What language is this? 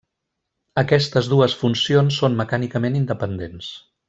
Catalan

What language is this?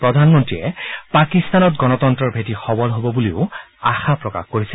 Assamese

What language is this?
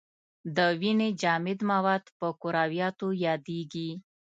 Pashto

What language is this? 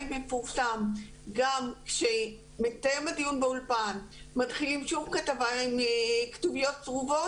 Hebrew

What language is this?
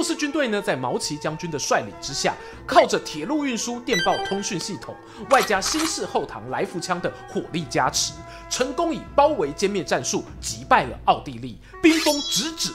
Chinese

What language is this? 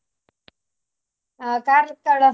Kannada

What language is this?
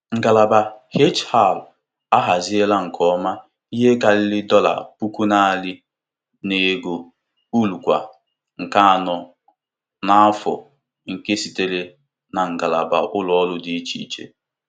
Igbo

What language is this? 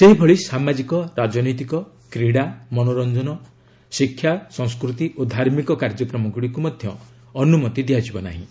Odia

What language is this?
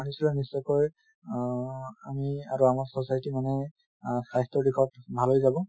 Assamese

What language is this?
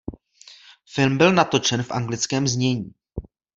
Czech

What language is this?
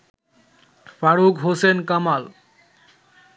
Bangla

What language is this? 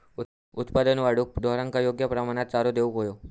Marathi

